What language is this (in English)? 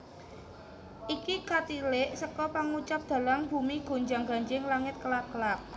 Javanese